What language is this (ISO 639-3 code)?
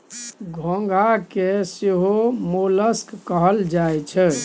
mai